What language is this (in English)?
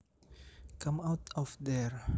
Javanese